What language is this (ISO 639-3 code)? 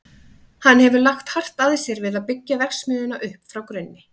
isl